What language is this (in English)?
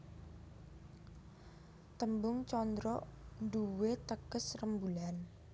Javanese